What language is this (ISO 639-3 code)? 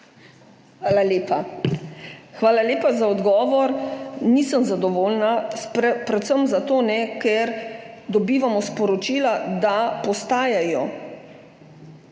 slv